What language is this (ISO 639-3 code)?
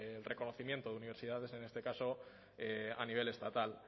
spa